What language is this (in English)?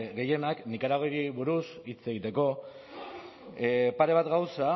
Basque